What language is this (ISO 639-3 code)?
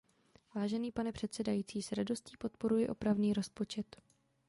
ces